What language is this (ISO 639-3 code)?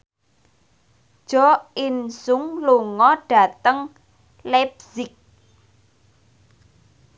jav